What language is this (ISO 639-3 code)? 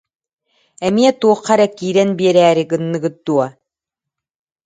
sah